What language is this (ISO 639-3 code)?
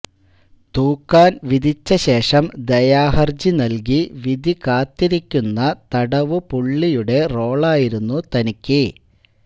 mal